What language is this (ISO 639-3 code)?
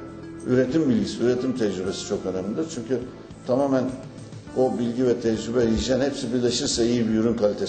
tur